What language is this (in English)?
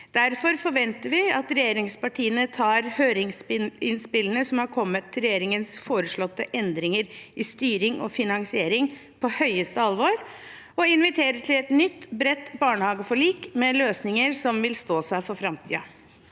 Norwegian